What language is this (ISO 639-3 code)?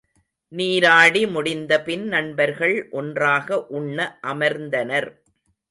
tam